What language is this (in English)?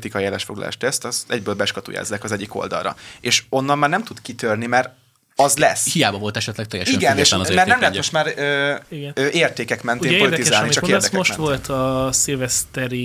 Hungarian